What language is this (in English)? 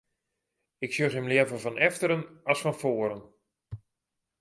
Western Frisian